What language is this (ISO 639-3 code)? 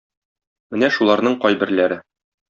tat